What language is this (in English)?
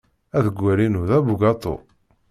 Kabyle